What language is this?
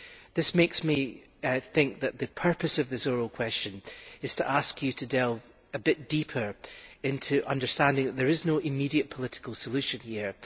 English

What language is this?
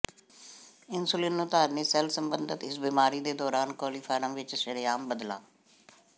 Punjabi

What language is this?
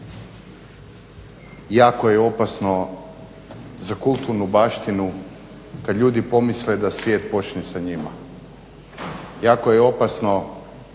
Croatian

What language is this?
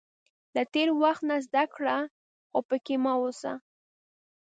Pashto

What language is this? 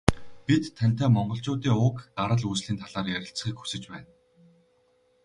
Mongolian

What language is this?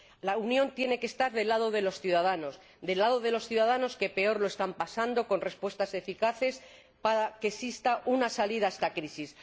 Spanish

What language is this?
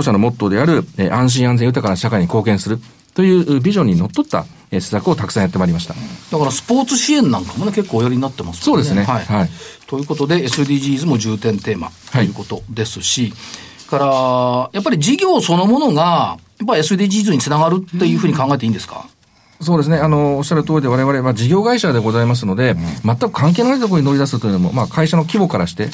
Japanese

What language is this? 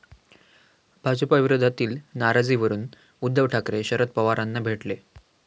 Marathi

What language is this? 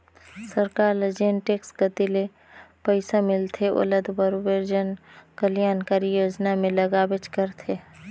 Chhattisgarhi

